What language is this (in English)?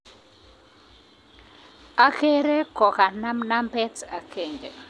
Kalenjin